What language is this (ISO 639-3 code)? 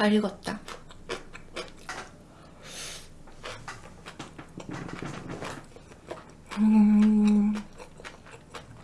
kor